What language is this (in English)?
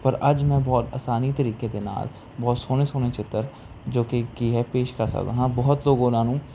Punjabi